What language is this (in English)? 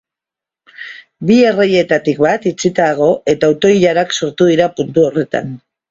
Basque